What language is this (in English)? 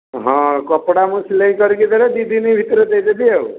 Odia